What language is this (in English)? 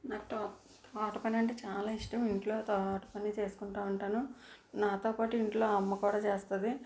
Telugu